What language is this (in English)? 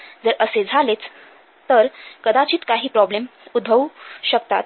Marathi